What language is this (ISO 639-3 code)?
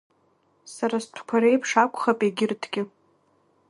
abk